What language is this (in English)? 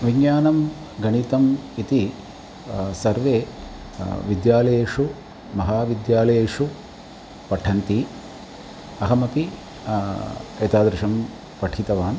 Sanskrit